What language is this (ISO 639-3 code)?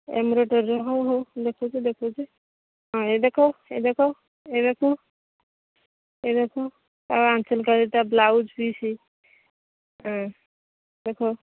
ori